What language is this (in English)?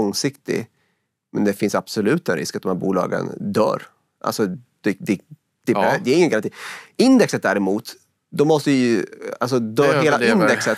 Swedish